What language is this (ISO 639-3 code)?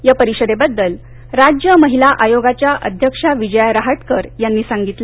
mar